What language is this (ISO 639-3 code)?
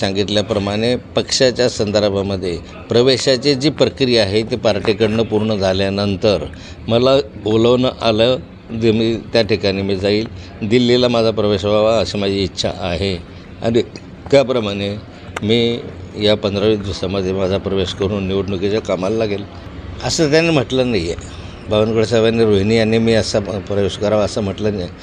mar